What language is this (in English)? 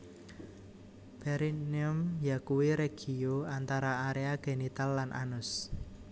Javanese